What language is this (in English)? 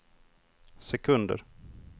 Swedish